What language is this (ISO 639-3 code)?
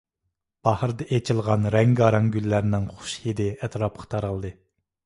uig